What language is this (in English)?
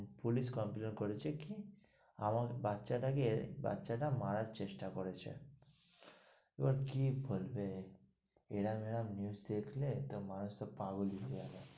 Bangla